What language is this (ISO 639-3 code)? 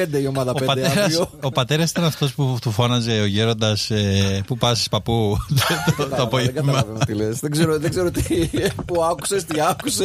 ell